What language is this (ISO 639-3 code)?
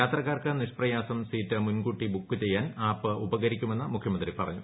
mal